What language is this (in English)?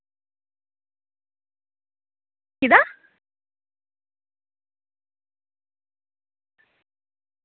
Dogri